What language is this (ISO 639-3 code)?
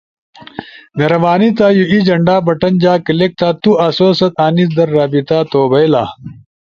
ush